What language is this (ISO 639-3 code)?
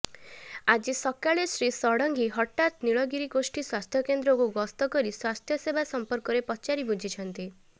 ori